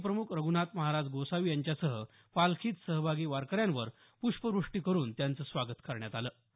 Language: Marathi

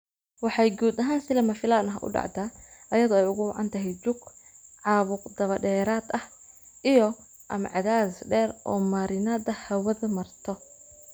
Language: Somali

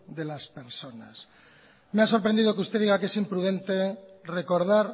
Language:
Spanish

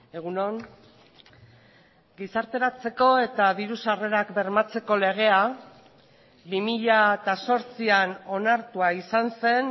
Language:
Basque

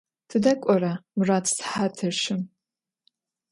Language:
Adyghe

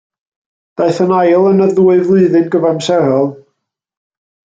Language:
Welsh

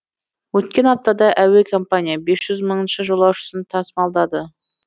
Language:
Kazakh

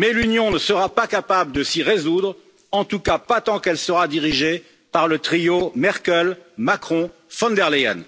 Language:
French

